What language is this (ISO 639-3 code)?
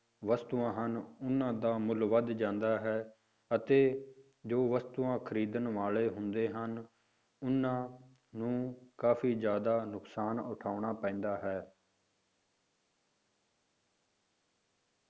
pan